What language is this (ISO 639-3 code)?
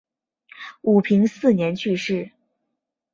zho